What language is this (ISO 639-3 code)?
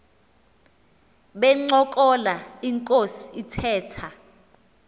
xho